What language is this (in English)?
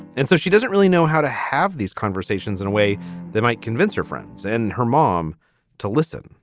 English